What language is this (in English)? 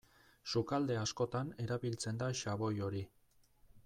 Basque